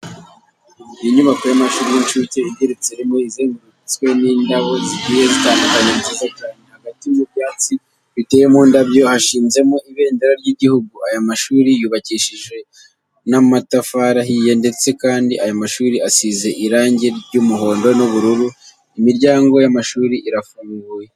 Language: Kinyarwanda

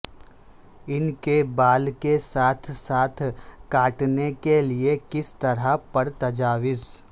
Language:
Urdu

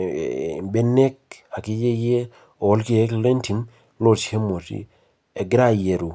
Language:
Masai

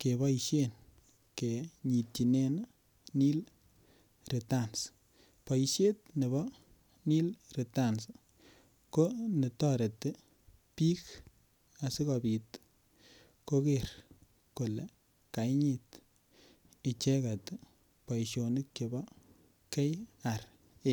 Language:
Kalenjin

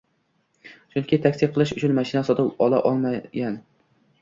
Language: Uzbek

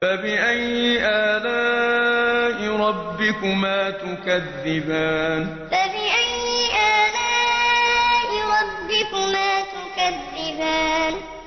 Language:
Arabic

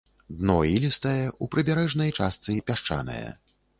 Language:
Belarusian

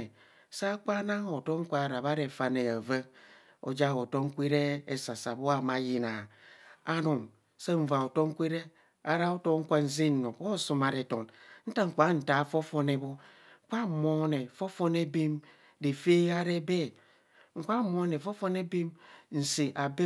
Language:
Kohumono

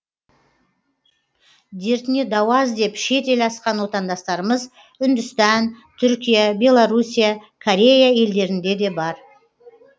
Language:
Kazakh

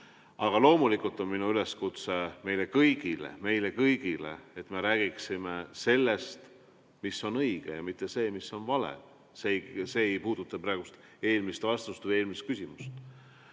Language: Estonian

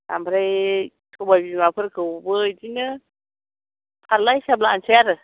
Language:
Bodo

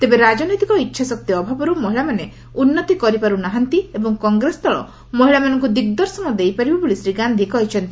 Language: Odia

